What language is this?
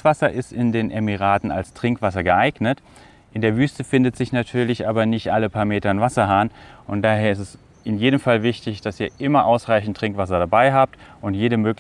German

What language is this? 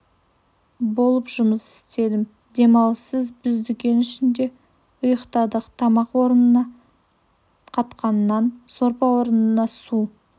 Kazakh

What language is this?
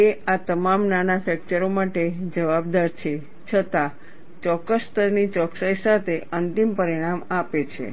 Gujarati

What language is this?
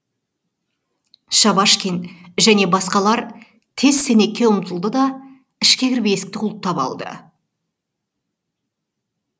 Kazakh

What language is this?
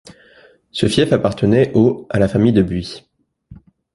French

